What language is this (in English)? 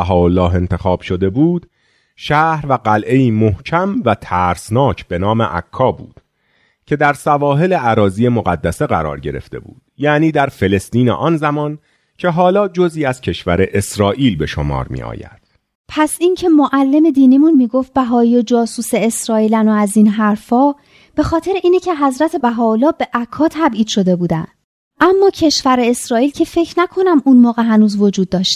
Persian